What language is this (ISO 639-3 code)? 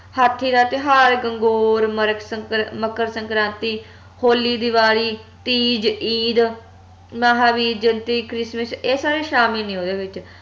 pan